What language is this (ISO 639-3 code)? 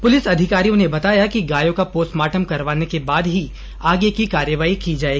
hin